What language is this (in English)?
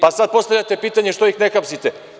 Serbian